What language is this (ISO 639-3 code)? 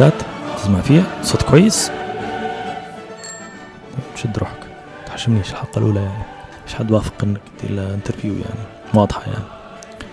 ara